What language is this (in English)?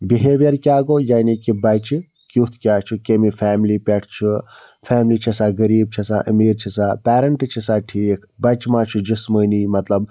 Kashmiri